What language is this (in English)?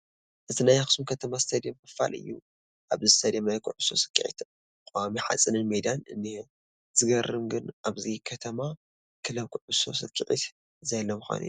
Tigrinya